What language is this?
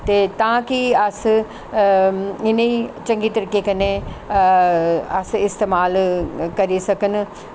Dogri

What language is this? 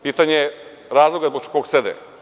Serbian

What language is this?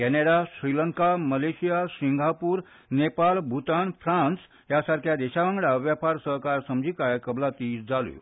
Konkani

